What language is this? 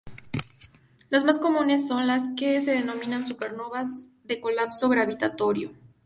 Spanish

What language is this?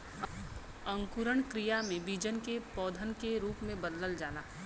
Bhojpuri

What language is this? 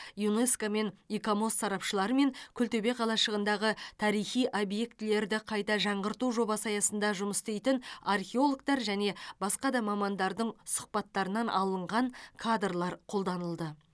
Kazakh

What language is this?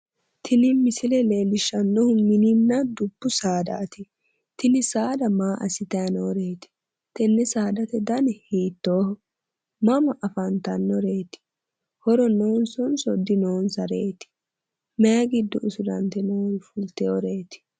Sidamo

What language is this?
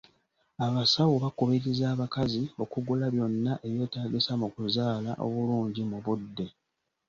Ganda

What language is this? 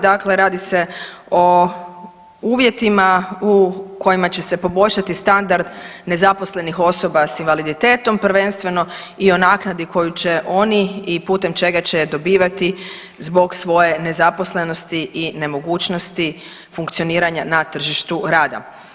Croatian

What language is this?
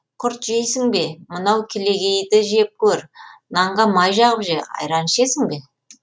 Kazakh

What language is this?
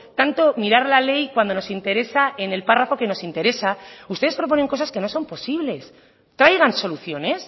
Spanish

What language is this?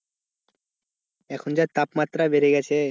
Bangla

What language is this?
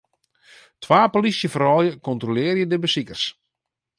Western Frisian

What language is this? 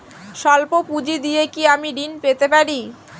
Bangla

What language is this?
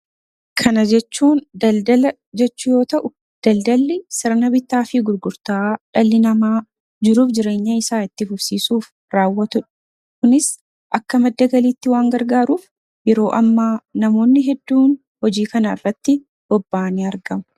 Oromo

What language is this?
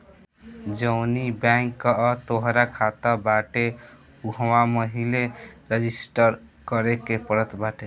Bhojpuri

